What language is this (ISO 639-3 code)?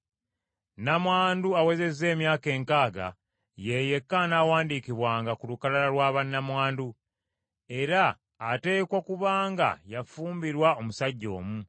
lug